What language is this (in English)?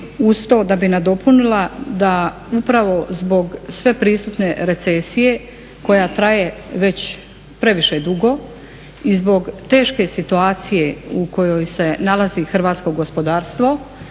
Croatian